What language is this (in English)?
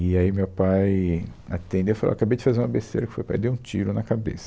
Portuguese